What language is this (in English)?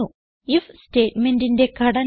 Malayalam